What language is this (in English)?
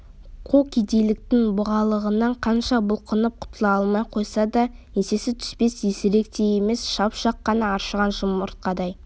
Kazakh